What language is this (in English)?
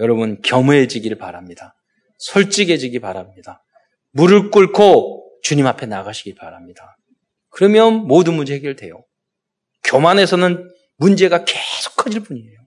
Korean